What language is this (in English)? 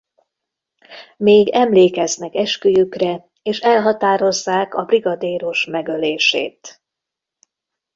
Hungarian